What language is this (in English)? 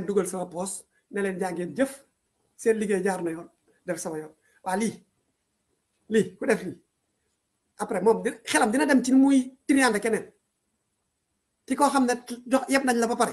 Indonesian